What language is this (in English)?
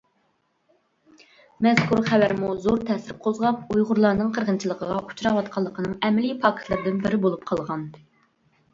Uyghur